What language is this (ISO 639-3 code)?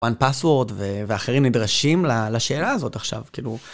heb